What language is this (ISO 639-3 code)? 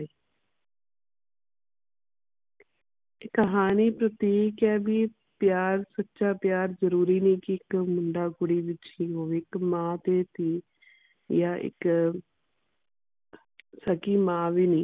pan